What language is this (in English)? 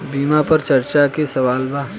Bhojpuri